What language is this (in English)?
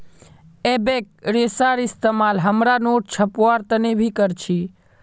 Magahi